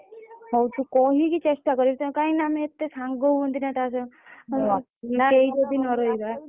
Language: Odia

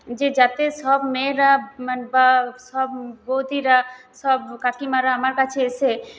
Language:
Bangla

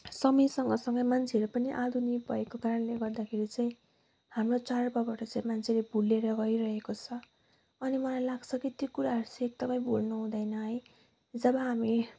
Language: Nepali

